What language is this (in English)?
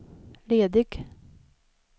Swedish